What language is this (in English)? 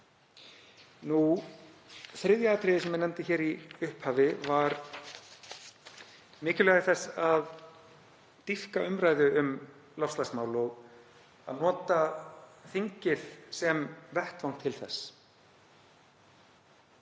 Icelandic